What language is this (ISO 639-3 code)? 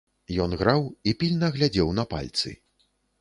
bel